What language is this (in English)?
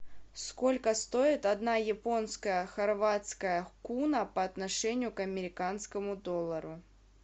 Russian